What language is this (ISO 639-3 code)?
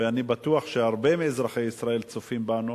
heb